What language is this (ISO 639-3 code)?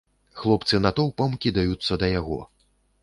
bel